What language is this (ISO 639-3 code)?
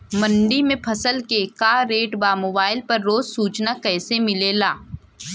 bho